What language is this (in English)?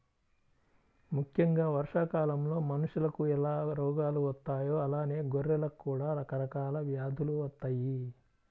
Telugu